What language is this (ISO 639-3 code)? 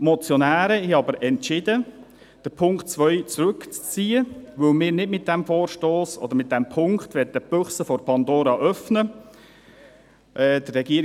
gsw